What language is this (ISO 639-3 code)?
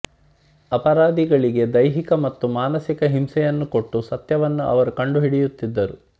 kan